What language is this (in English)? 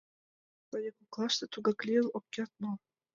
Mari